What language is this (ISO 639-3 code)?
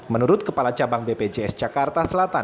ind